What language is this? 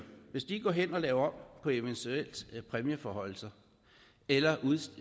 Danish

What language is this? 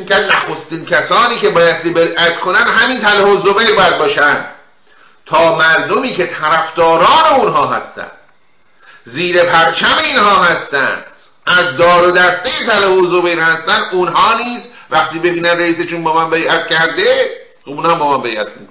Persian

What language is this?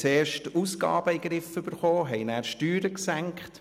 Swiss German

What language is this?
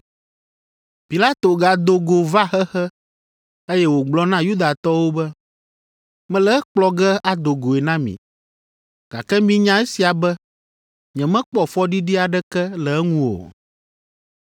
Ewe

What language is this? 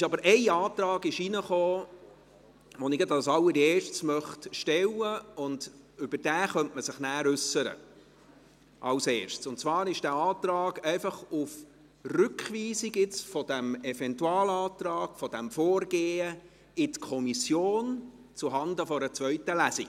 Swiss German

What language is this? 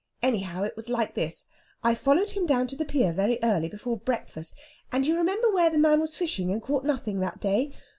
English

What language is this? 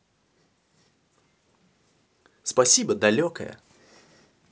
Russian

